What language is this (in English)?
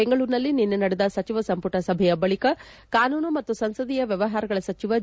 Kannada